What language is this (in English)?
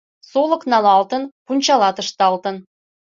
Mari